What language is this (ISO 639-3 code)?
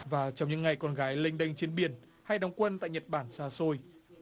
vie